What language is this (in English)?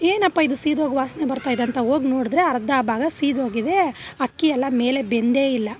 Kannada